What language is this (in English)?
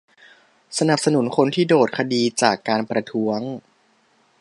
Thai